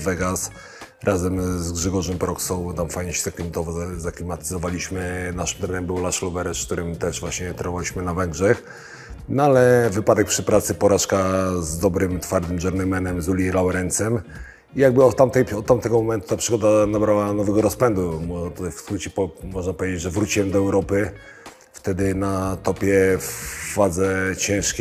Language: Polish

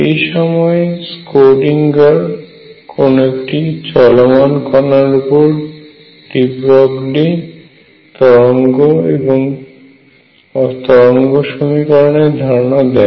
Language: Bangla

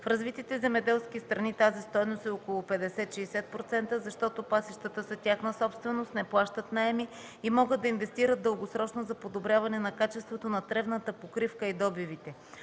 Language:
Bulgarian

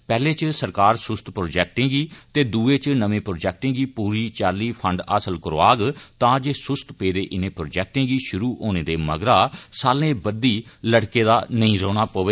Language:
Dogri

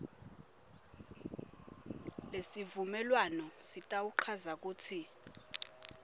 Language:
Swati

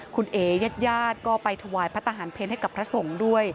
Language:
Thai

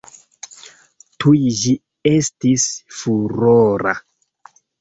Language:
Esperanto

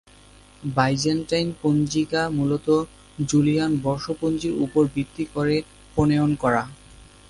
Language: Bangla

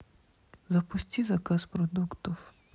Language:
Russian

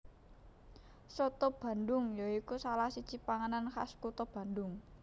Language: Javanese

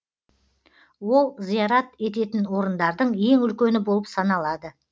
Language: Kazakh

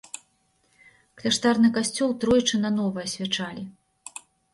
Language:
Belarusian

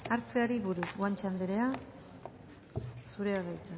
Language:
Basque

